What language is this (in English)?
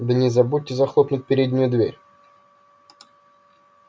Russian